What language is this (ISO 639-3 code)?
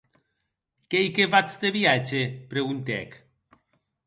oci